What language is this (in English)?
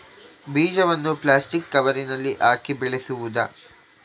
Kannada